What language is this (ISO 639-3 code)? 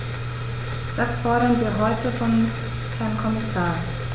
deu